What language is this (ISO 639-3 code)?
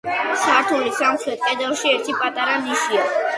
kat